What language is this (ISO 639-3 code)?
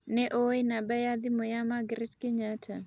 kik